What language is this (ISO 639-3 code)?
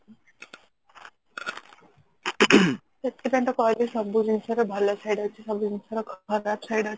ori